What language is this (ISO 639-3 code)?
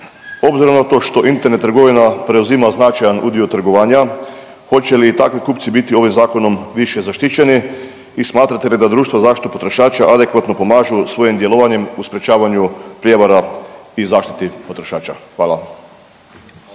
hrv